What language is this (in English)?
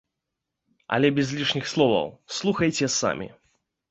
Belarusian